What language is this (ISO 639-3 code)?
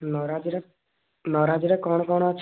ori